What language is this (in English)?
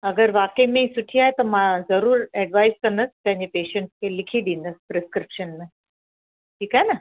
Sindhi